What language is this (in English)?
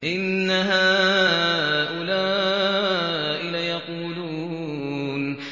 Arabic